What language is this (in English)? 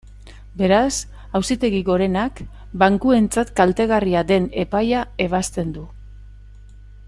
Basque